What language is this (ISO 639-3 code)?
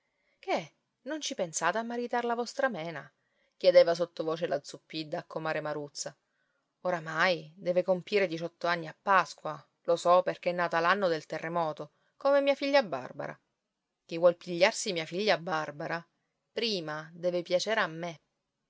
ita